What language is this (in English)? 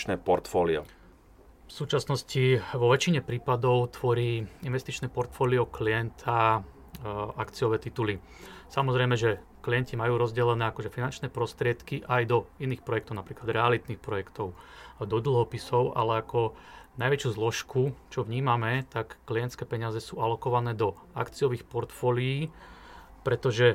Slovak